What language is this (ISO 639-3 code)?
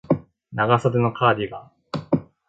jpn